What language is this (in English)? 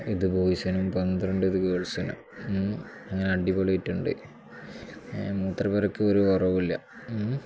Malayalam